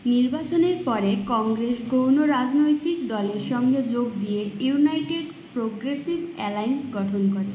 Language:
Bangla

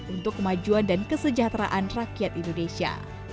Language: Indonesian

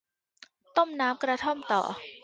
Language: Thai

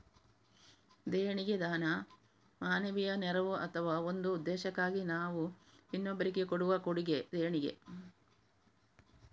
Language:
Kannada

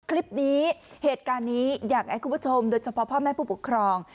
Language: Thai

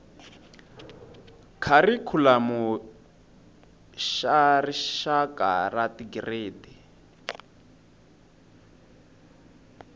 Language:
Tsonga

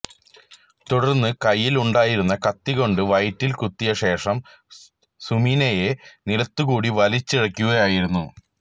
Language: Malayalam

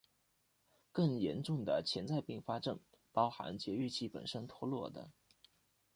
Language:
Chinese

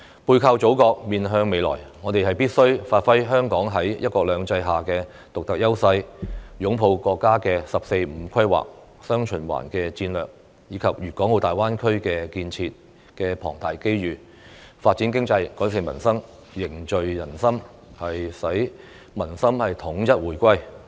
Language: Cantonese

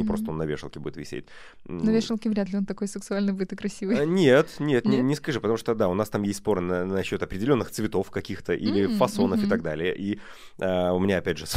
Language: Russian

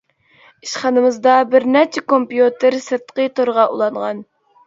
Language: Uyghur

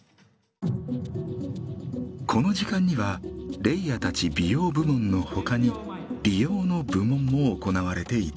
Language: Japanese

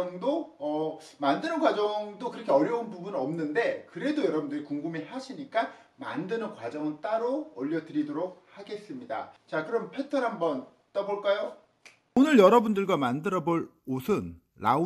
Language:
Korean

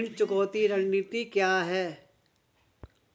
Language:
Hindi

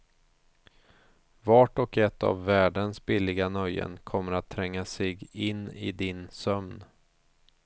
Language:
Swedish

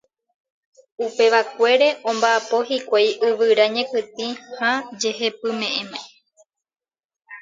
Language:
Guarani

